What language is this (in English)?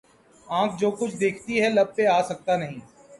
Urdu